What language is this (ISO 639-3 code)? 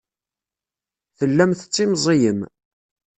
kab